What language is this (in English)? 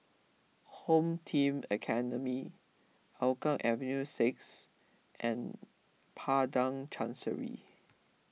English